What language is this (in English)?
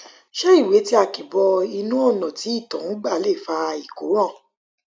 Yoruba